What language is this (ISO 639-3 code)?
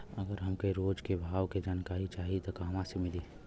bho